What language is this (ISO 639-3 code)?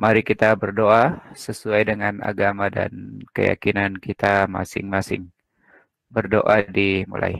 ind